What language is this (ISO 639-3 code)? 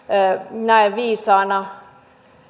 fin